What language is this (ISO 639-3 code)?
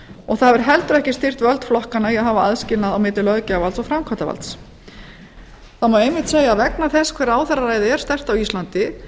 isl